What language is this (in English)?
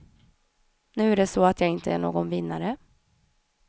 Swedish